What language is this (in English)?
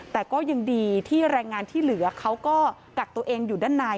Thai